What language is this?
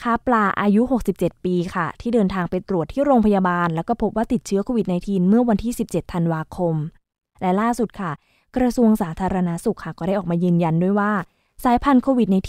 Thai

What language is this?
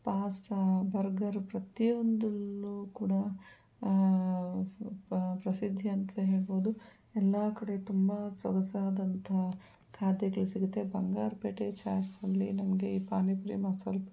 Kannada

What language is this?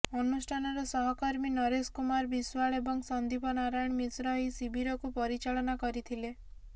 Odia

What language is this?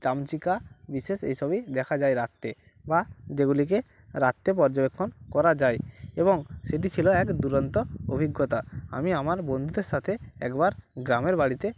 Bangla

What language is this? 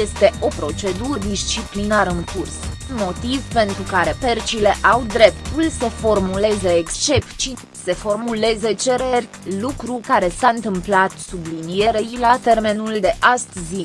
Romanian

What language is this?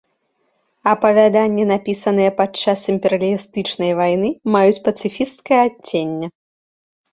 Belarusian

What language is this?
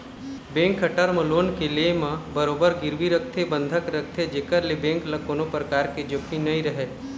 Chhattisgarhi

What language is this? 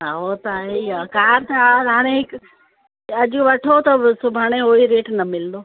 Sindhi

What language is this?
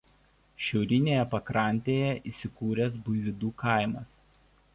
Lithuanian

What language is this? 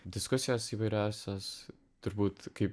Lithuanian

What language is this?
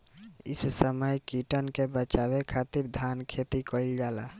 Bhojpuri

